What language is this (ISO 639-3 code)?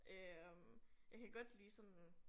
dan